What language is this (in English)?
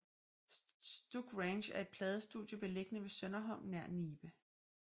Danish